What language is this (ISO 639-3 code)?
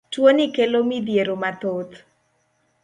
luo